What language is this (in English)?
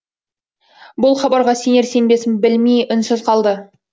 Kazakh